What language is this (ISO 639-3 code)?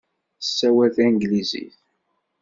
kab